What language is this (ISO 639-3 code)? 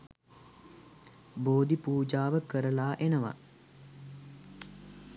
sin